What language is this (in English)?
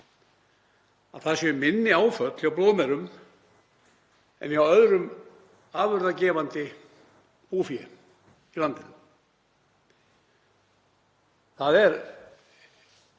Icelandic